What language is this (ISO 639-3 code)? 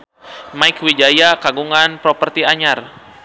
sun